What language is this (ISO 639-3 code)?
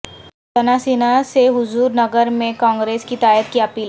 urd